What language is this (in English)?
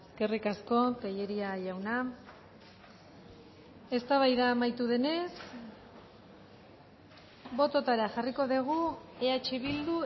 Basque